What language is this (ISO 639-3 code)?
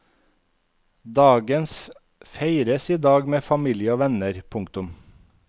nor